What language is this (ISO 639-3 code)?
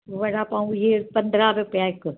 snd